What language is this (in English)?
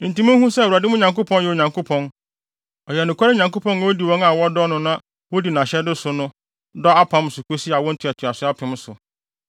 Akan